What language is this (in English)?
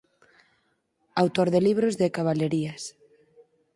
Galician